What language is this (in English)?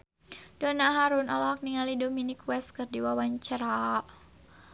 Sundanese